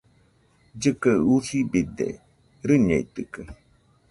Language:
Nüpode Huitoto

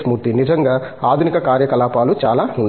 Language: Telugu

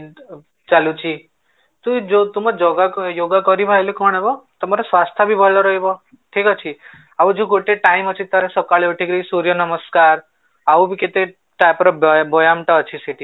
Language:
Odia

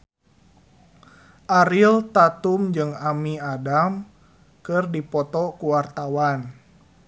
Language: Sundanese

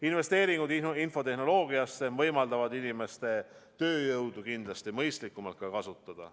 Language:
Estonian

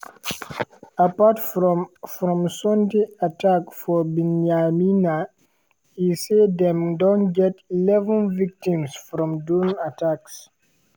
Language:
Nigerian Pidgin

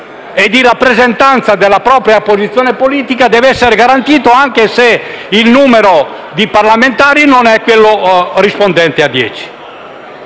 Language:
Italian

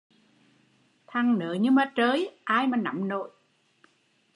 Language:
Vietnamese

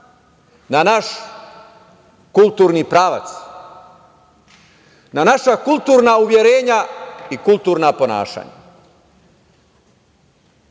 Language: Serbian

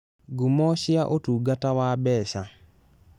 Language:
Kikuyu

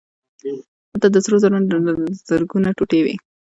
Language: Pashto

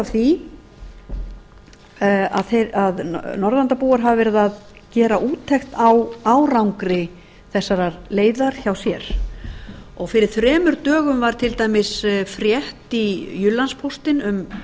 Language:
Icelandic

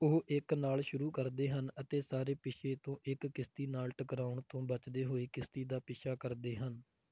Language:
Punjabi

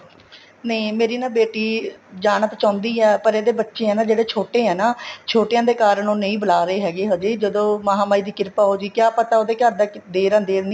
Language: Punjabi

